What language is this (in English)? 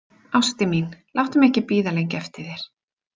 Icelandic